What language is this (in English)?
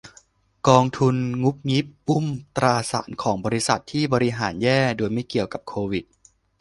Thai